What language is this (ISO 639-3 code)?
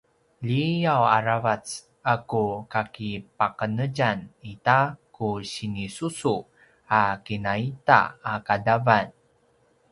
pwn